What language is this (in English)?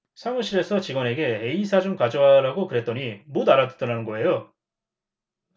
Korean